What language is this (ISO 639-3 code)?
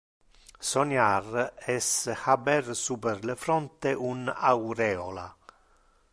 ina